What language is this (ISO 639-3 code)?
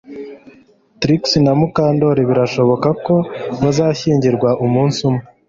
kin